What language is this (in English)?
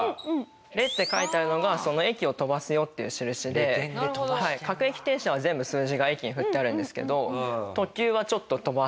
Japanese